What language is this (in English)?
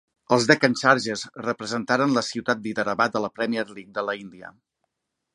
Catalan